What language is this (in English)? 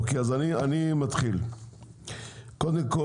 Hebrew